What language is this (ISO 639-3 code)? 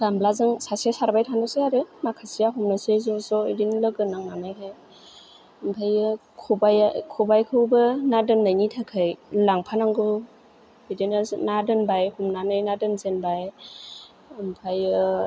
brx